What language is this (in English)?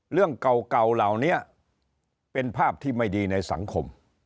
Thai